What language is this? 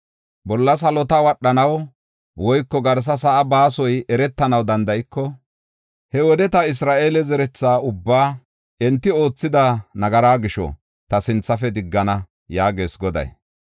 Gofa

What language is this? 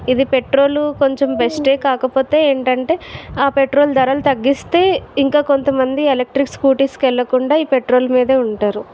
Telugu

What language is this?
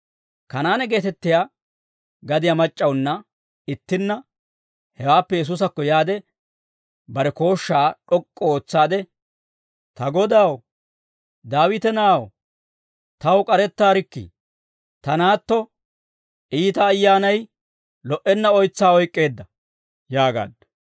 Dawro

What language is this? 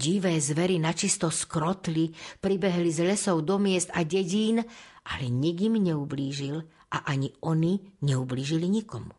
Slovak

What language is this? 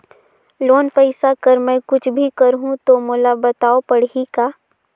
Chhattisgarhi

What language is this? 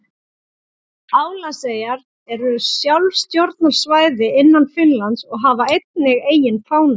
Icelandic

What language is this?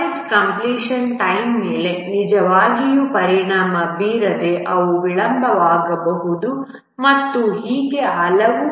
Kannada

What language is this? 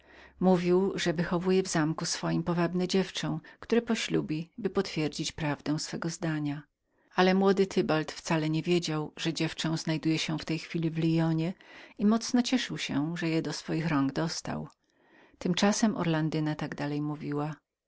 Polish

